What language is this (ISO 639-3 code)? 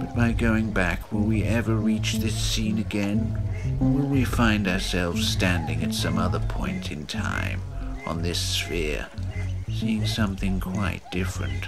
eng